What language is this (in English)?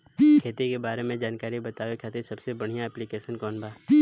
Bhojpuri